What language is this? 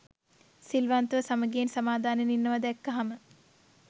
Sinhala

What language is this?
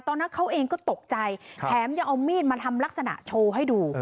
Thai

